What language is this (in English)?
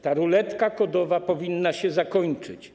Polish